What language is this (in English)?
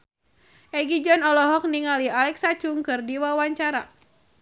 Sundanese